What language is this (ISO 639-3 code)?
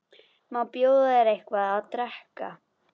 isl